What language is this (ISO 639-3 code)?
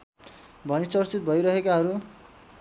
nep